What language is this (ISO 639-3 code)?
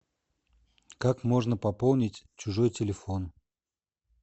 rus